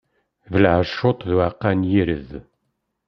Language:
Kabyle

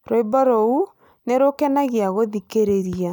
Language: Kikuyu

